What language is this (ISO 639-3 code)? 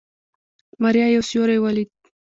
pus